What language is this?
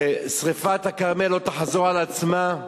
Hebrew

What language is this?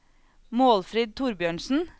Norwegian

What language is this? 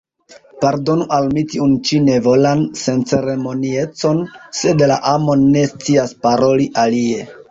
Esperanto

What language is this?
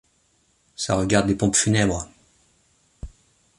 French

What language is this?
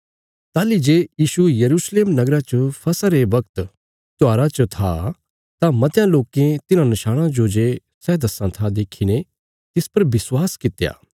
Bilaspuri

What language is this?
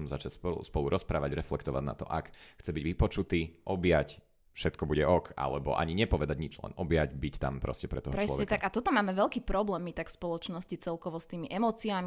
Slovak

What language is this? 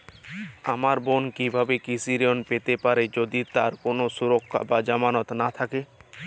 Bangla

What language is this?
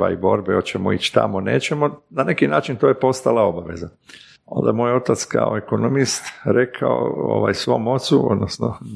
Croatian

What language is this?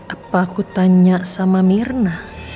Indonesian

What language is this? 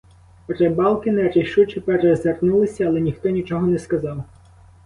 Ukrainian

